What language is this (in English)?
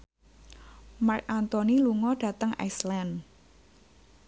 Javanese